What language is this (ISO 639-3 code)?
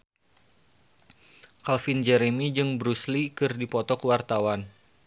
sun